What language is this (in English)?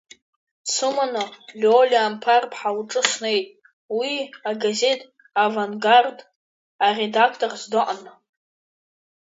Abkhazian